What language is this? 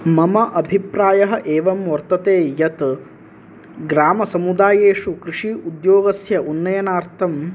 Sanskrit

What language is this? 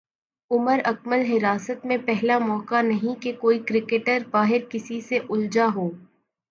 Urdu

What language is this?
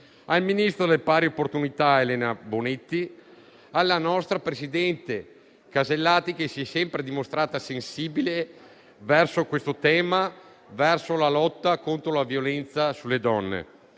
Italian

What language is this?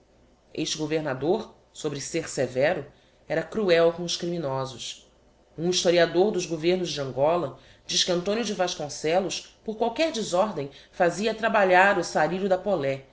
Portuguese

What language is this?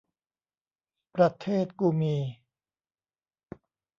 Thai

